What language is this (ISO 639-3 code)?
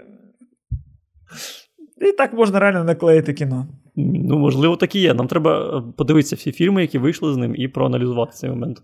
ukr